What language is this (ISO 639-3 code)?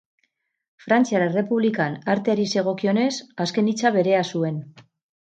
eus